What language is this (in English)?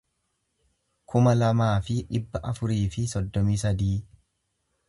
Oromo